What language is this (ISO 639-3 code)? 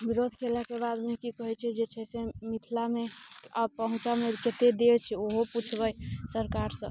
mai